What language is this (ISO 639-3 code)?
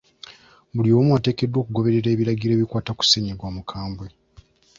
lug